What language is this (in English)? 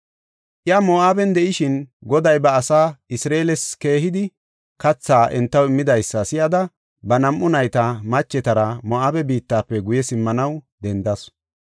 Gofa